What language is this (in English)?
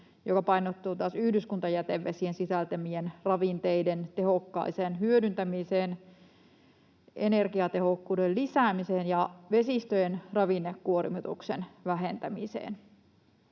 Finnish